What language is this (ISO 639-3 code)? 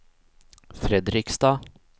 nor